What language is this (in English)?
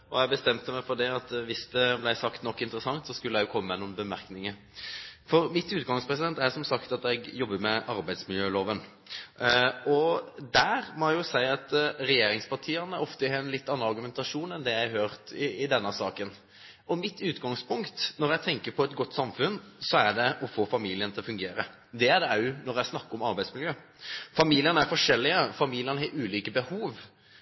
Norwegian Bokmål